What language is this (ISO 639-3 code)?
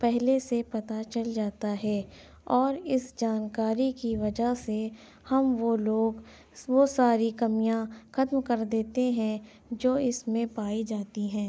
urd